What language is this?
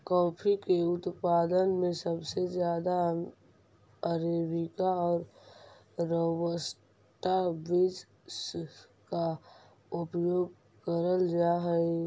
Magahi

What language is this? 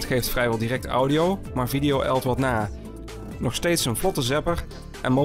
Dutch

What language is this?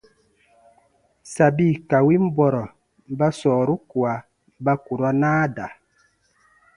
Baatonum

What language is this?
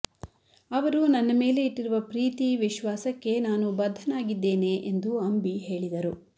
Kannada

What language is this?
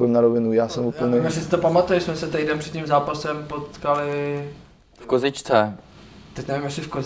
Czech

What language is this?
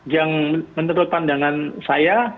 Indonesian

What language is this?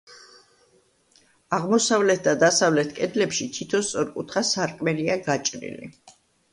Georgian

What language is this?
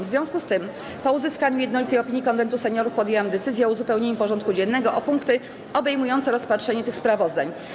Polish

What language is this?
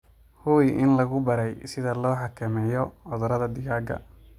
Somali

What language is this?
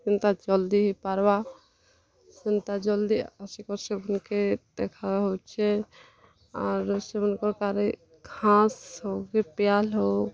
Odia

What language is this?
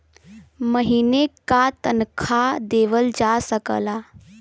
Bhojpuri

